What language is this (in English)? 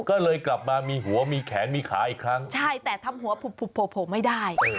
Thai